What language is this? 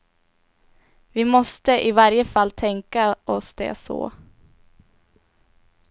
Swedish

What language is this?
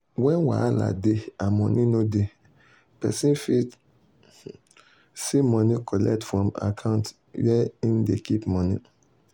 Nigerian Pidgin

